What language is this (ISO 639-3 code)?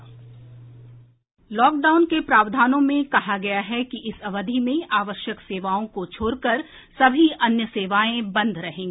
hin